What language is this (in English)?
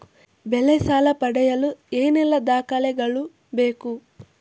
Kannada